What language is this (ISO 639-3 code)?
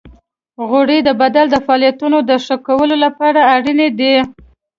pus